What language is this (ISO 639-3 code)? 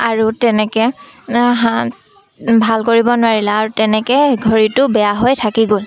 asm